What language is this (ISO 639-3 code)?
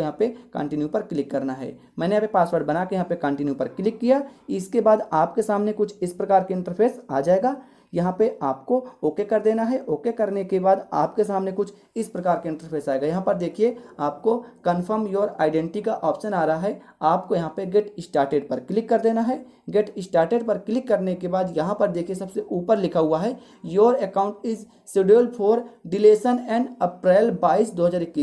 hin